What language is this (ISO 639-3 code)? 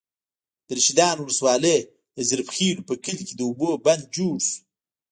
pus